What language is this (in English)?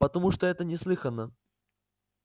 Russian